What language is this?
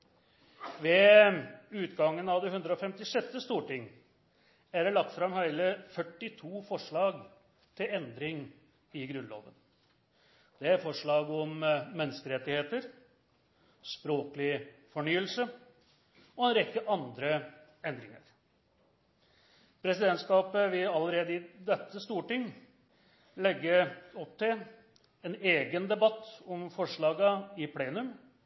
Norwegian Nynorsk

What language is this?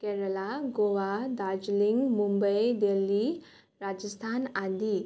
Nepali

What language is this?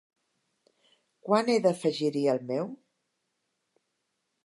Catalan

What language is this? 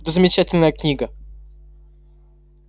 Russian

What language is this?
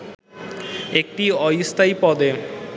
Bangla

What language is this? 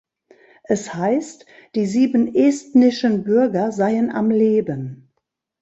German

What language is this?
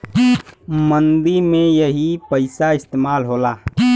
Bhojpuri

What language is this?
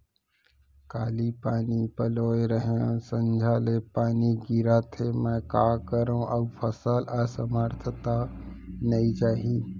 Chhattisgarhi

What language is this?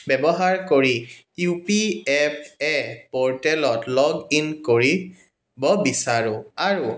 Assamese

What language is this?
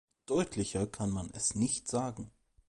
German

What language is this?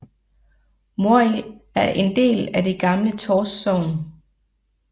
Danish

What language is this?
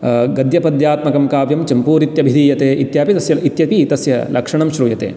Sanskrit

